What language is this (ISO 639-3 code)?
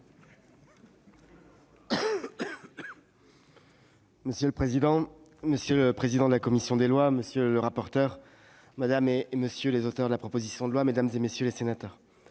fra